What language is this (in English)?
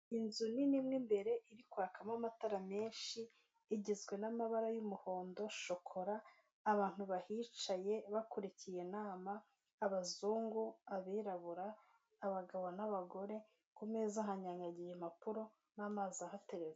Kinyarwanda